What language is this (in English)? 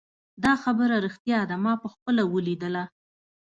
Pashto